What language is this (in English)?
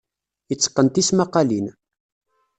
Kabyle